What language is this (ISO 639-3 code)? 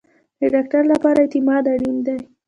pus